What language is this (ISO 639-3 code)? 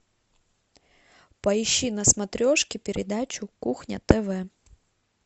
rus